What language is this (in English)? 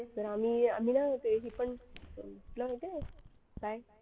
Marathi